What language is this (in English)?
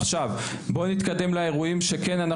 Hebrew